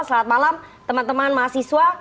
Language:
Indonesian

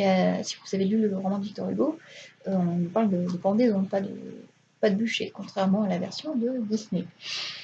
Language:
French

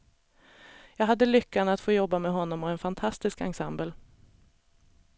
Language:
Swedish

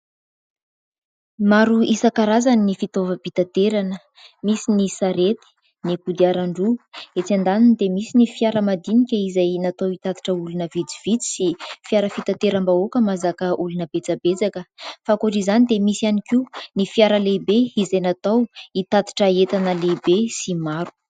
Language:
Malagasy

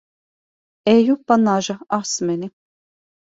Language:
Latvian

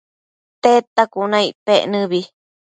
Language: Matsés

